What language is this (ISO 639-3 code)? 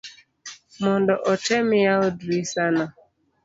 luo